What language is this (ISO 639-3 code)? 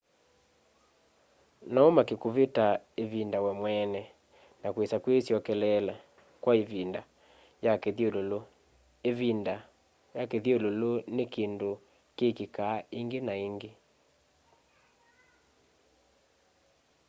kam